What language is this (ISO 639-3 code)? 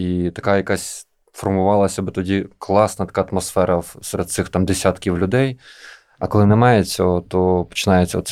ukr